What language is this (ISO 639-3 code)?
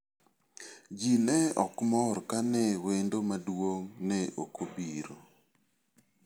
luo